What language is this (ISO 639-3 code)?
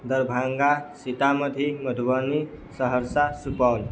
mai